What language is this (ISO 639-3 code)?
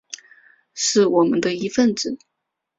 zho